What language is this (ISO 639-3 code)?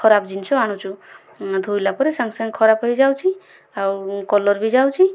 ori